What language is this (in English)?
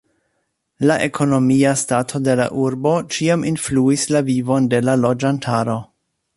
Esperanto